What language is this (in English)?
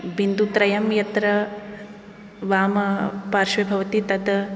Sanskrit